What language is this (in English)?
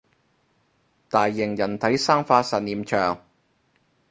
Cantonese